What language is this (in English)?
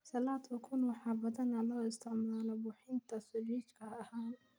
Somali